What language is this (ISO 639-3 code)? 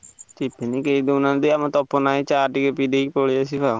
ori